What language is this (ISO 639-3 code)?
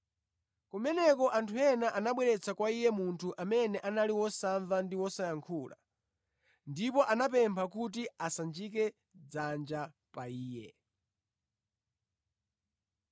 nya